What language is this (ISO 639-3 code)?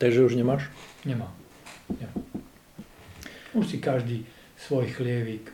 slk